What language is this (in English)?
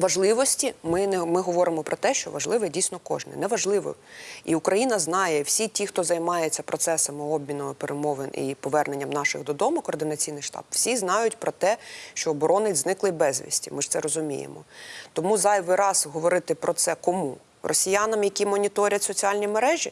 Ukrainian